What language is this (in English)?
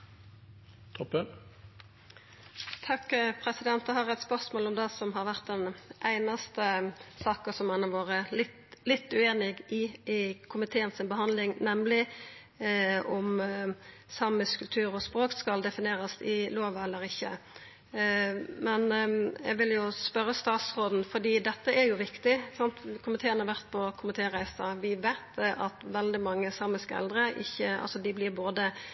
Norwegian Nynorsk